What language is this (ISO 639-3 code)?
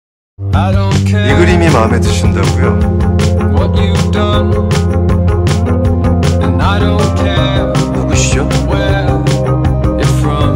kor